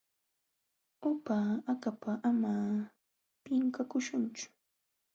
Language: Jauja Wanca Quechua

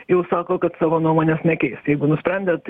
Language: Lithuanian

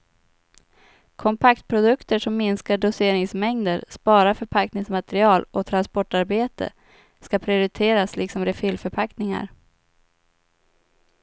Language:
Swedish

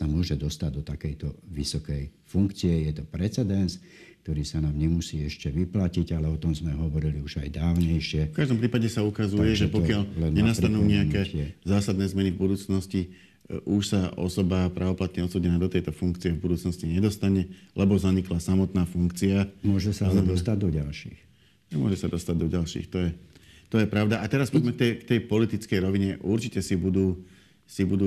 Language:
Slovak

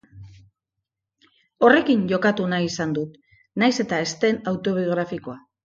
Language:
Basque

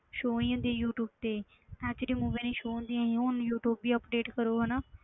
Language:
Punjabi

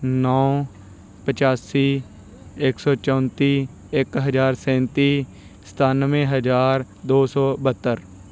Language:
Punjabi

